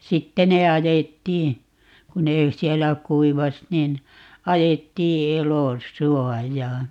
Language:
Finnish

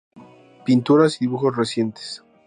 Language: Spanish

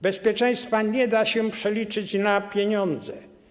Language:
Polish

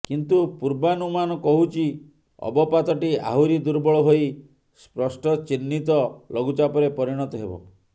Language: Odia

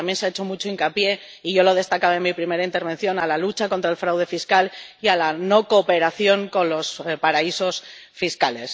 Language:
Spanish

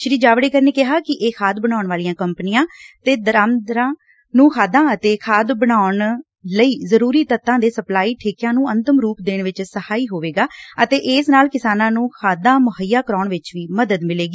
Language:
Punjabi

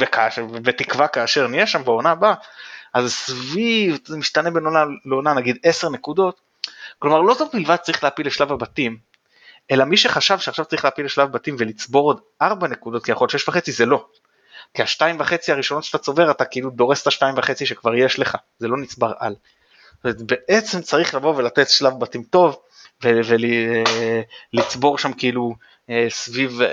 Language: Hebrew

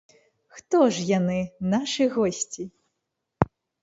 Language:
Belarusian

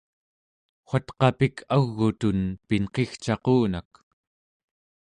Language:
Central Yupik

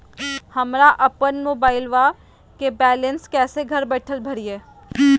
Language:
Magahi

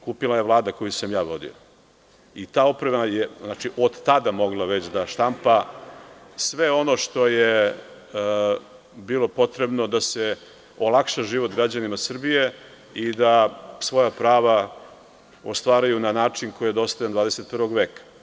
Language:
Serbian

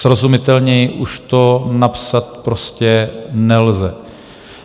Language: Czech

